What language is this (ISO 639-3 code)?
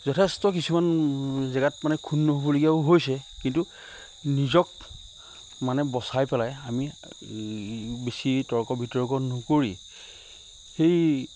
asm